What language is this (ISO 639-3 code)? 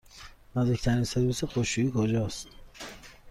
fas